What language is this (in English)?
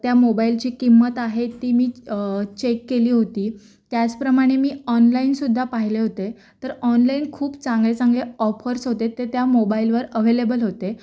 Marathi